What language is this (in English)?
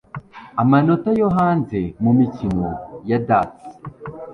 Kinyarwanda